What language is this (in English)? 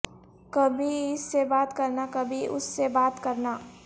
Urdu